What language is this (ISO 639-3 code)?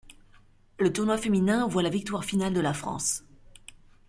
fra